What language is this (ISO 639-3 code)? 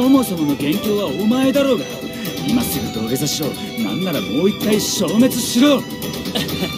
jpn